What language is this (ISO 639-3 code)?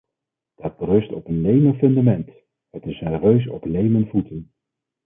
nld